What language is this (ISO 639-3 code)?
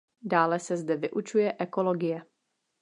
ces